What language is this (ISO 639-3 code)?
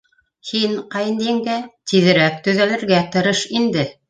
bak